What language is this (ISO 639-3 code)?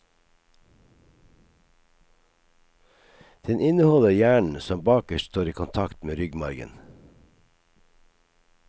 nor